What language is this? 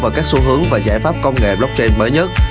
Vietnamese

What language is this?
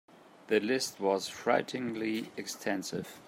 English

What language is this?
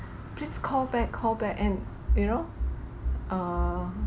English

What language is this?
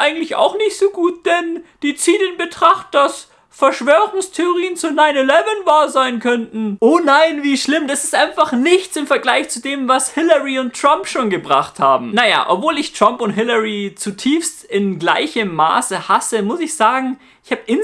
German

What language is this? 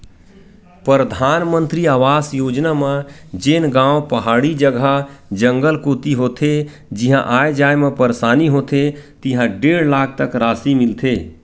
Chhattisgarhi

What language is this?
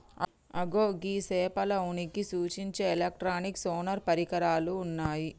Telugu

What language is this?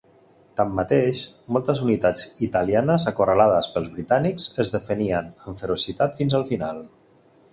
Catalan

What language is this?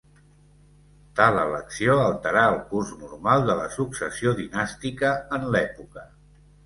Catalan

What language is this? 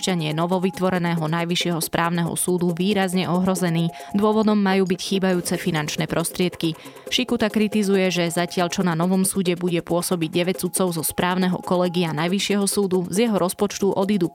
Slovak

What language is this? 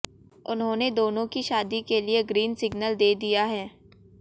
Hindi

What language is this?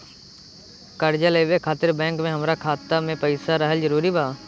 Bhojpuri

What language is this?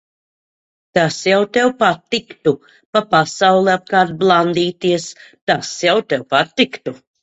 Latvian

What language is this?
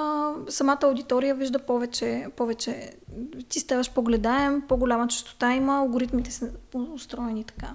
Bulgarian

